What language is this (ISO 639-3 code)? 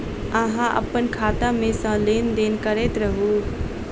mai